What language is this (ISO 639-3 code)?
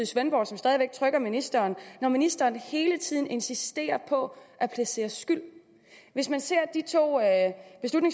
dan